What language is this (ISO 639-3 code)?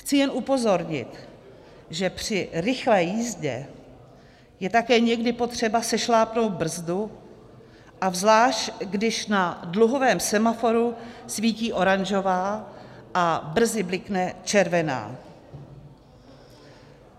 ces